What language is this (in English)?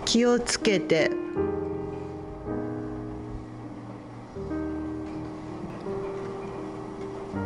Japanese